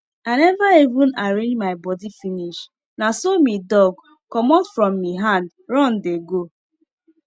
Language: Nigerian Pidgin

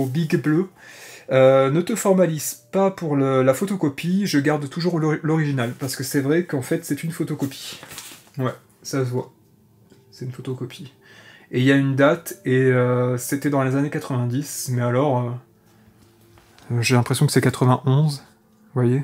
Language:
French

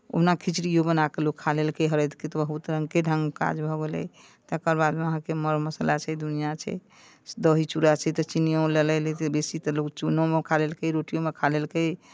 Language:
Maithili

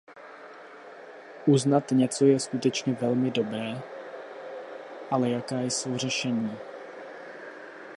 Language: Czech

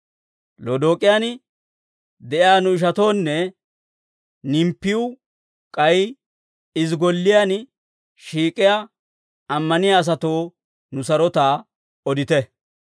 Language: Dawro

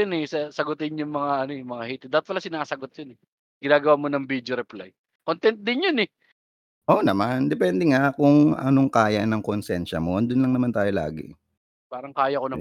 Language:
Filipino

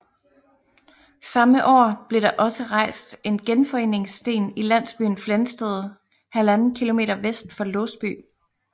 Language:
Danish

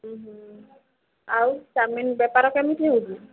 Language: Odia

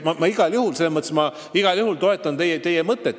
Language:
Estonian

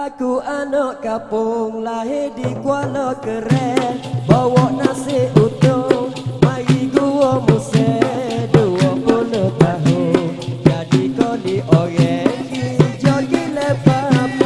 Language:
Indonesian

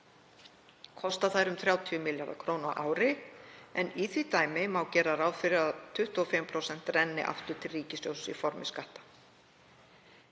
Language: Icelandic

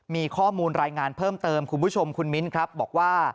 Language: Thai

